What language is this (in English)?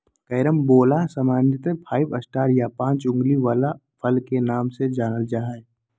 Magahi